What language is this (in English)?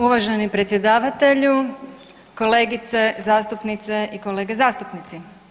Croatian